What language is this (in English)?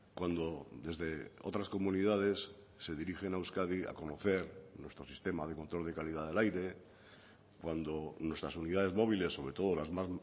Spanish